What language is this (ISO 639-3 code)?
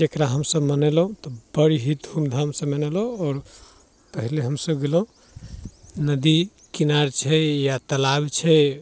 mai